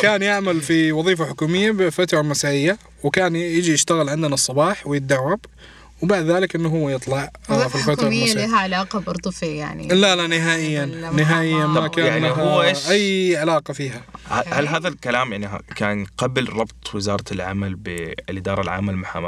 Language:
Arabic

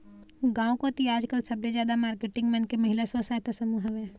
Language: Chhattisgarhi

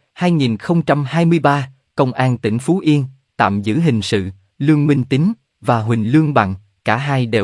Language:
Vietnamese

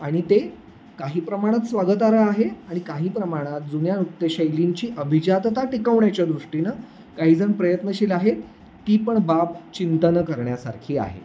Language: Marathi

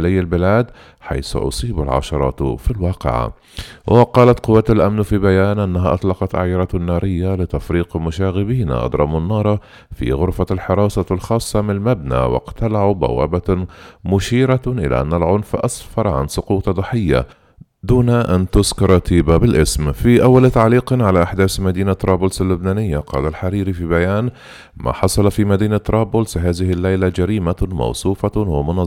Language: Arabic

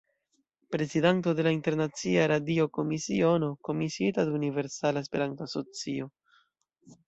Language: Esperanto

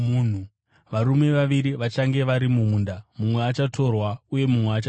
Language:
Shona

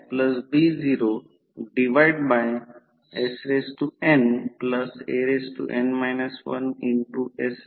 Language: Marathi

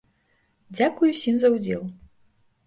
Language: Belarusian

